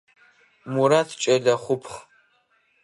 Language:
Adyghe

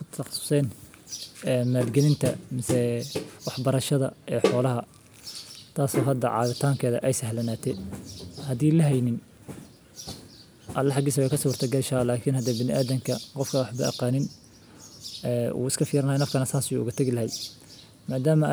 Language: Somali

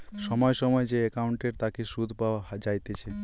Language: Bangla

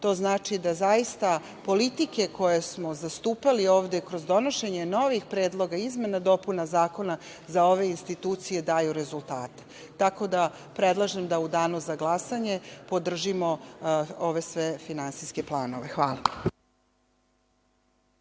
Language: Serbian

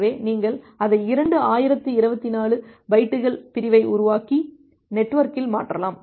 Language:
Tamil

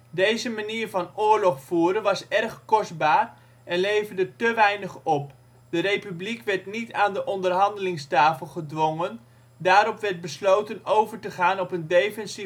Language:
Dutch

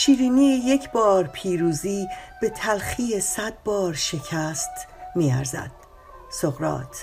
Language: Persian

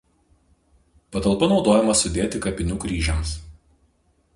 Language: Lithuanian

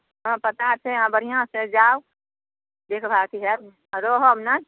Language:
Maithili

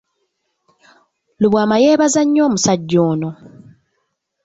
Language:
Ganda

